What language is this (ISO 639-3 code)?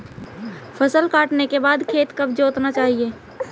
hin